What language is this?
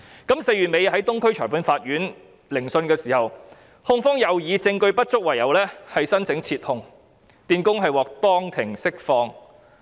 Cantonese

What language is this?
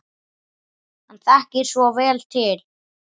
Icelandic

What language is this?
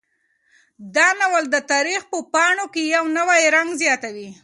Pashto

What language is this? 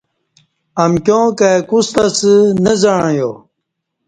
Kati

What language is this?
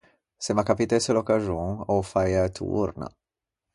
Ligurian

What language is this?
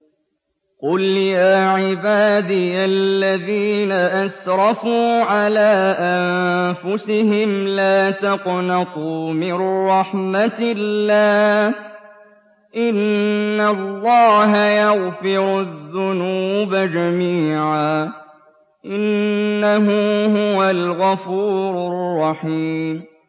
Arabic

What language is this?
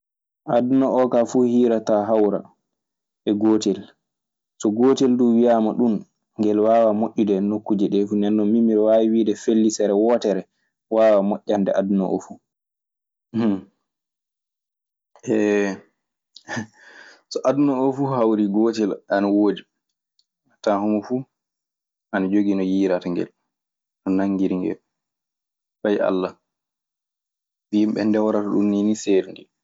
Maasina Fulfulde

